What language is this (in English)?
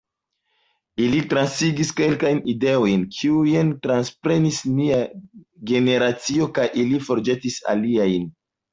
Esperanto